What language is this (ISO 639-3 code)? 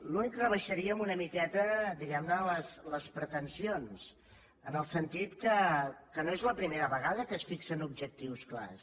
cat